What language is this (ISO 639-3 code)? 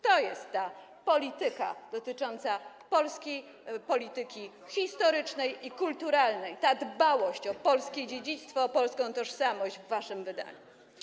pol